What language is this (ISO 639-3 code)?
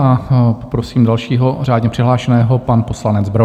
ces